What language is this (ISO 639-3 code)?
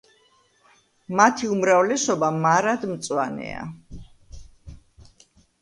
kat